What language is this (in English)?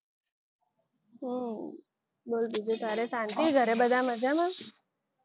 Gujarati